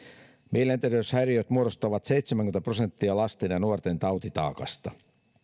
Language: Finnish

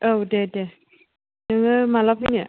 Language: Bodo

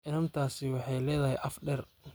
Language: Somali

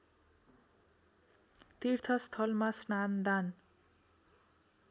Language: Nepali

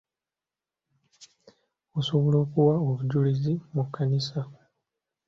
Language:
Ganda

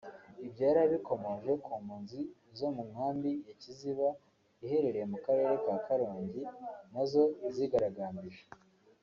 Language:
Kinyarwanda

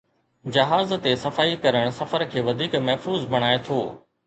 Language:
Sindhi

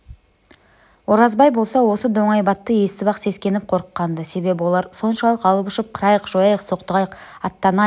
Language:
Kazakh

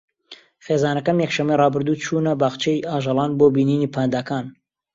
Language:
Central Kurdish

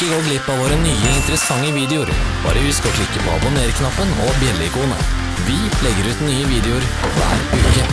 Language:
Norwegian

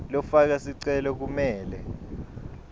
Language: Swati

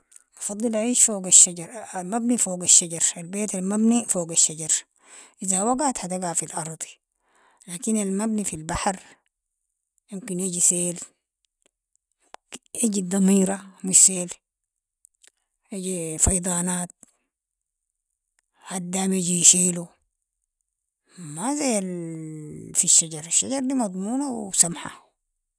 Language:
Sudanese Arabic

